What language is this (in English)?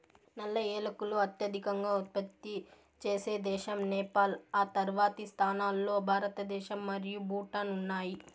Telugu